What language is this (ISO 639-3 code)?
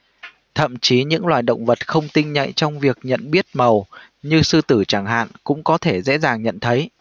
vie